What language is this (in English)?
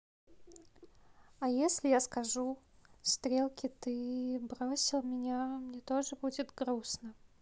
Russian